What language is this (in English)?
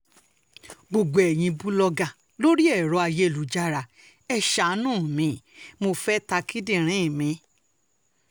Yoruba